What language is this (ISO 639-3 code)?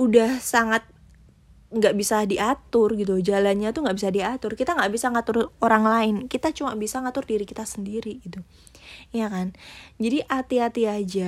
ind